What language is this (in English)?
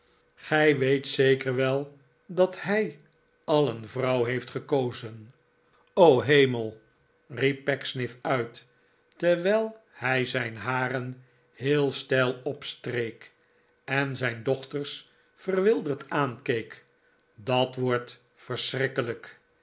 Dutch